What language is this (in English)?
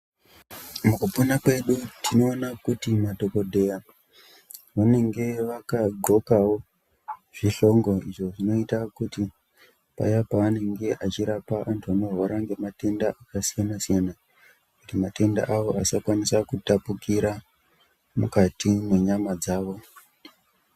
Ndau